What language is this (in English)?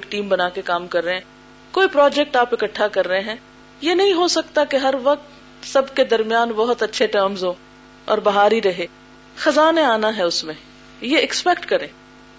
Urdu